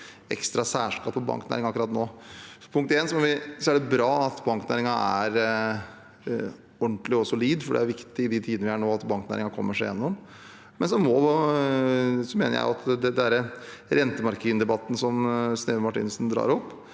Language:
Norwegian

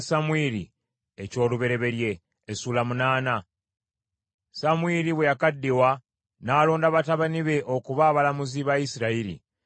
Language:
Ganda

